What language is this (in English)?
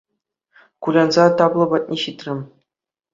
Chuvash